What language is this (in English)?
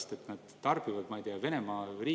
Estonian